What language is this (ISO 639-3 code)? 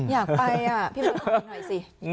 tha